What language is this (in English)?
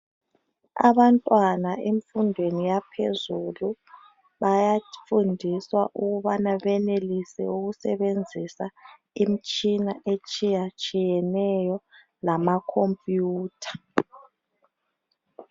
North Ndebele